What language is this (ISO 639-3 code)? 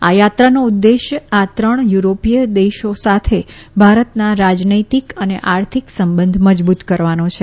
guj